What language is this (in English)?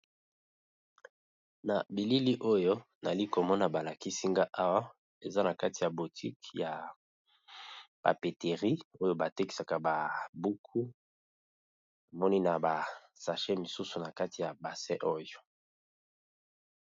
Lingala